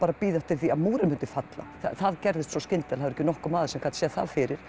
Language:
Icelandic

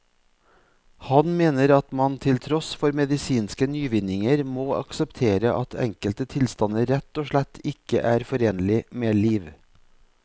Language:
Norwegian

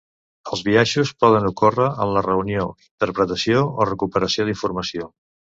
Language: Catalan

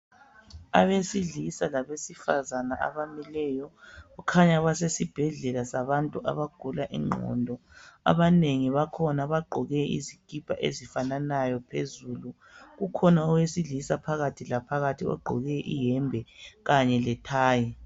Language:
North Ndebele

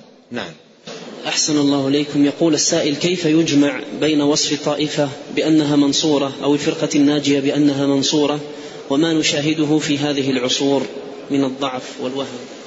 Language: Arabic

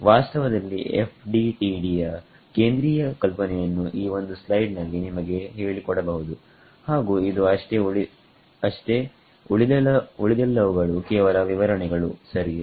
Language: Kannada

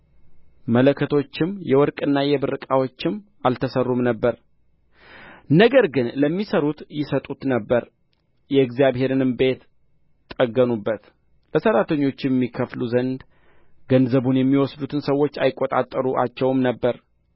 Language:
Amharic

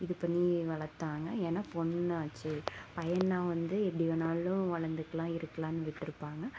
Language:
Tamil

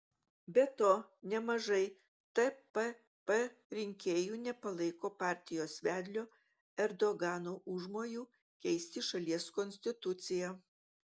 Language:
Lithuanian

